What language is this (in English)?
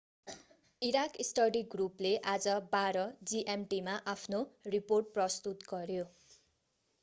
Nepali